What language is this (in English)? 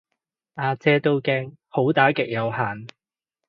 Cantonese